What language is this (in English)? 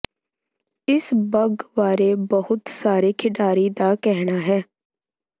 Punjabi